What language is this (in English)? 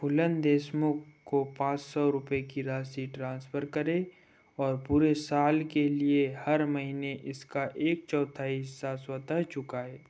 Hindi